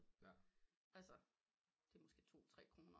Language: Danish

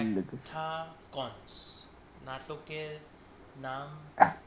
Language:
Bangla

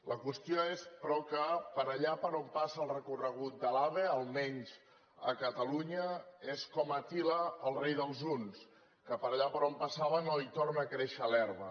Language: Catalan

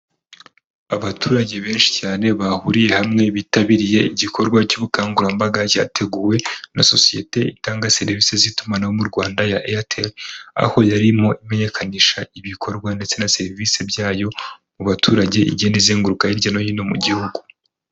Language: Kinyarwanda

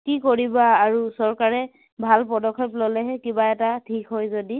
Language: Assamese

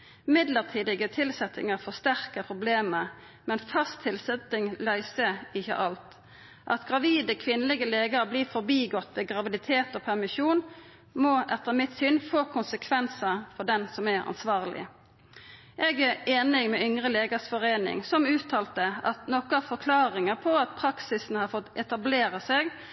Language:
Norwegian Nynorsk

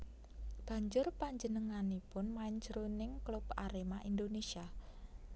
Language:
Javanese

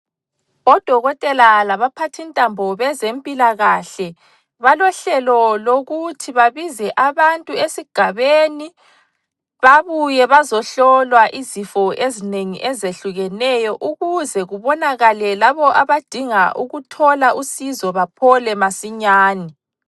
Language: North Ndebele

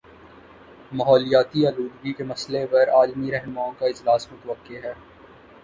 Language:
Urdu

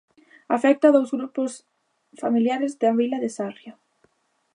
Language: Galician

